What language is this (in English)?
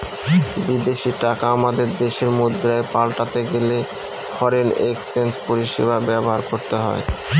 Bangla